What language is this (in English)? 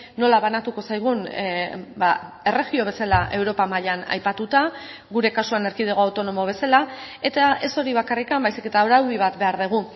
Basque